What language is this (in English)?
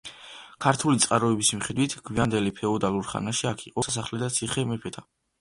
Georgian